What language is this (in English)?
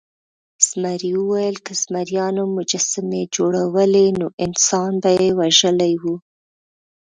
Pashto